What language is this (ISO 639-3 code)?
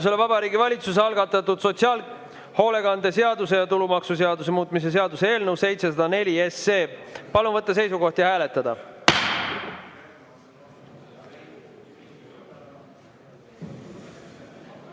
est